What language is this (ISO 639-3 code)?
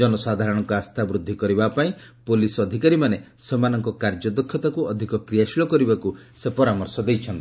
ori